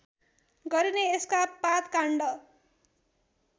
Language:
Nepali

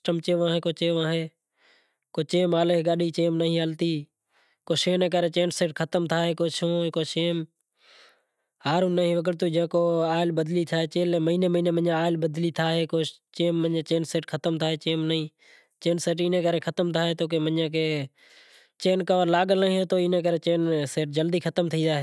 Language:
Kachi Koli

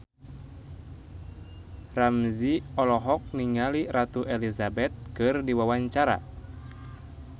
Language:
Sundanese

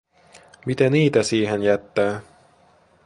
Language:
Finnish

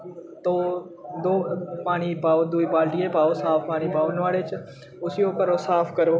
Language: Dogri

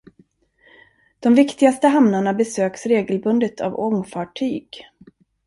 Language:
Swedish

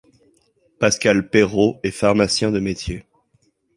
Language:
French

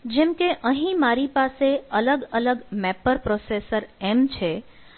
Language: Gujarati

